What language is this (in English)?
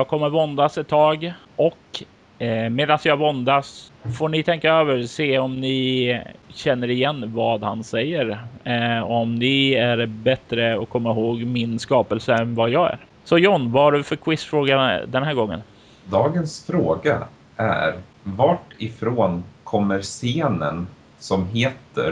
Swedish